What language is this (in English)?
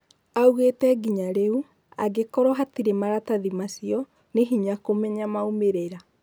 Kikuyu